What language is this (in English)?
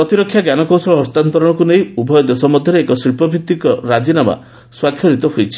Odia